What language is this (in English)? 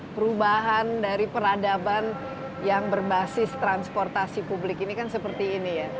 Indonesian